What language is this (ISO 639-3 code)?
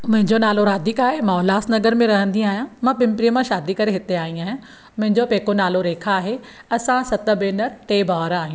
snd